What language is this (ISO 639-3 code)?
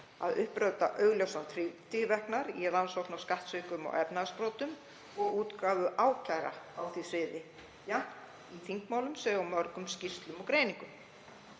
isl